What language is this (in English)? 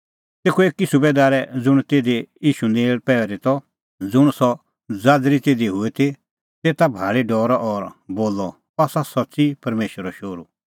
Kullu Pahari